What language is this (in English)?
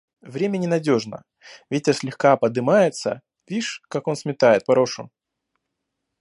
Russian